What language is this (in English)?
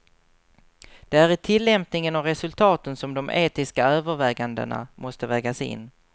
Swedish